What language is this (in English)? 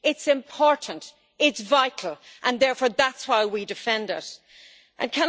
English